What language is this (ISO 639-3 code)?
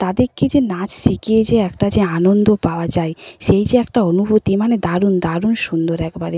ben